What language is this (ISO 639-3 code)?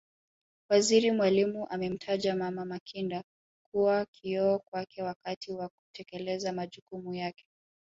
swa